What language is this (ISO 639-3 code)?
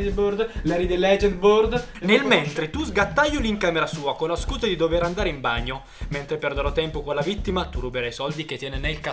ita